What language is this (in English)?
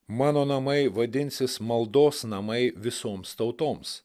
Lithuanian